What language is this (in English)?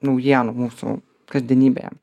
Lithuanian